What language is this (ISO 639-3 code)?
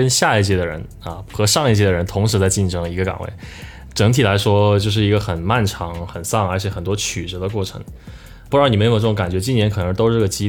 zho